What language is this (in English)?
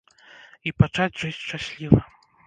Belarusian